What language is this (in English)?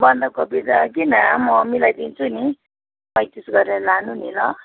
Nepali